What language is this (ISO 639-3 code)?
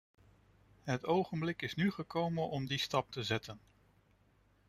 nld